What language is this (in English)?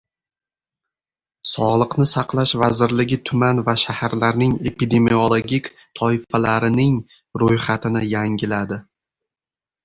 Uzbek